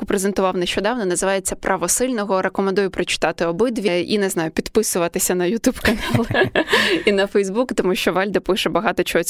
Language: Ukrainian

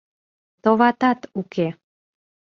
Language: Mari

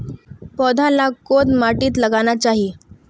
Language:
Magahi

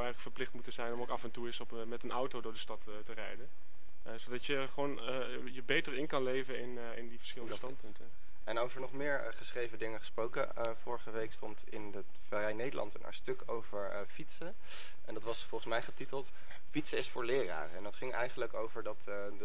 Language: Dutch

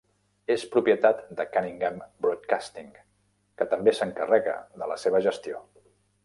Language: Catalan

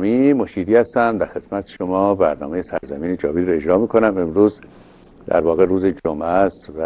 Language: Persian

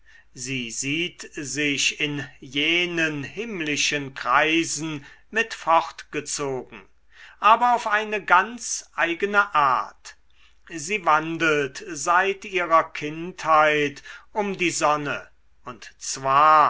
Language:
German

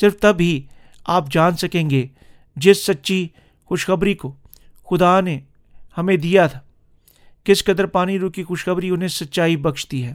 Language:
Urdu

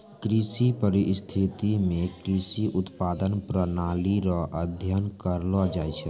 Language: Maithili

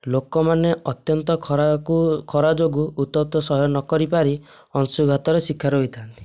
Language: Odia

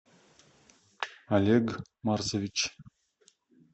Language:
Russian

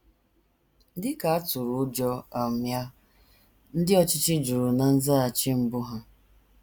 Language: Igbo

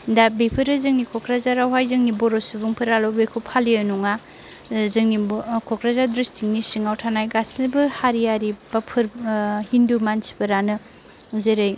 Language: Bodo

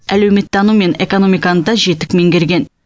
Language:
Kazakh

